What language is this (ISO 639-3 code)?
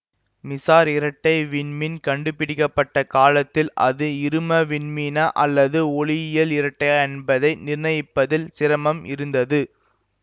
tam